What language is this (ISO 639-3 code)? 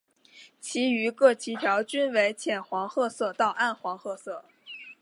zho